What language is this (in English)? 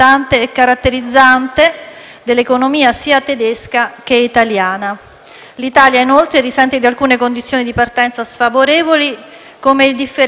Italian